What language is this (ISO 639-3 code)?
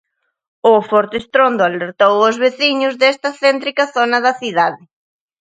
glg